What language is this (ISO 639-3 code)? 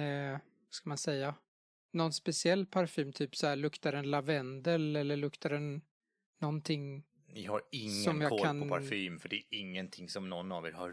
swe